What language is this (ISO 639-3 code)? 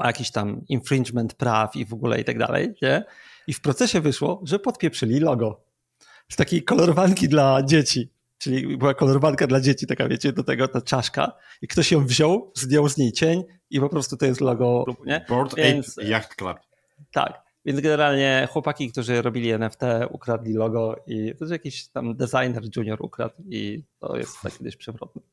pol